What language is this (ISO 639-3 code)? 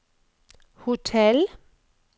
nor